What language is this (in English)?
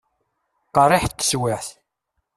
Kabyle